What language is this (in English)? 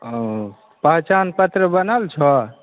Maithili